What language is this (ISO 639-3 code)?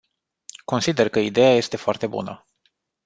ron